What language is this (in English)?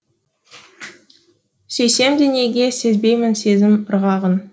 Kazakh